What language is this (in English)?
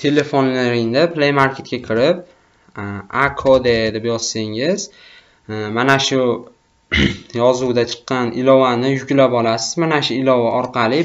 Turkish